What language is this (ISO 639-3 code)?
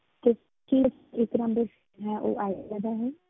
pan